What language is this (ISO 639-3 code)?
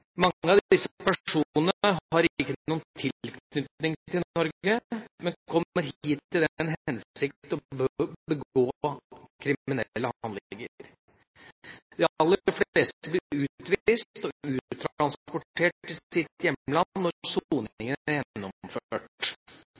nob